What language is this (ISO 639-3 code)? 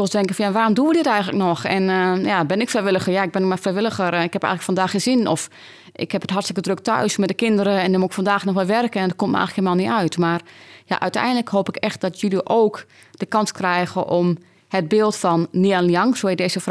nld